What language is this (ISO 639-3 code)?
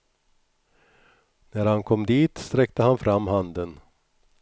swe